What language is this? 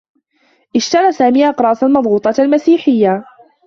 Arabic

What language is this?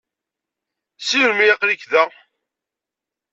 Kabyle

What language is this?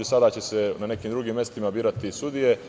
Serbian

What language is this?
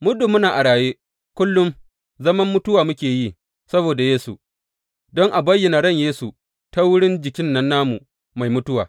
Hausa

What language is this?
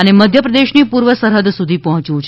Gujarati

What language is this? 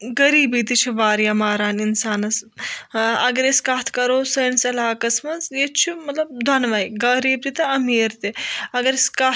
Kashmiri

